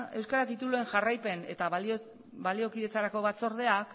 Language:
Basque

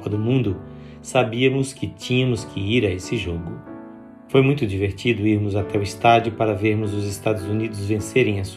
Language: Portuguese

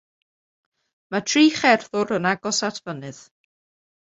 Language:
Welsh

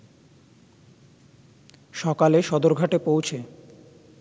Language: Bangla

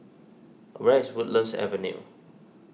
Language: English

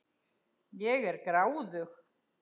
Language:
Icelandic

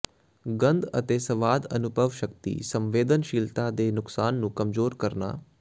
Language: Punjabi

